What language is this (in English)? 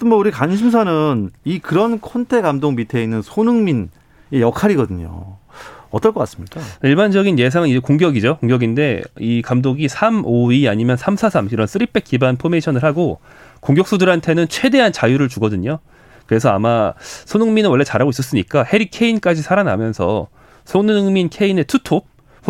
Korean